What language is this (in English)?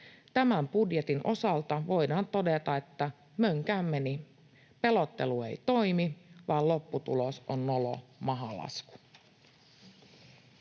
Finnish